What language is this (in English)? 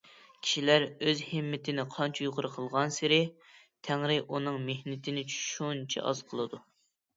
Uyghur